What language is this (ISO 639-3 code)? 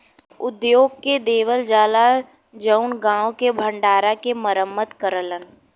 bho